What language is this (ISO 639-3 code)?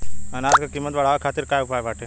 bho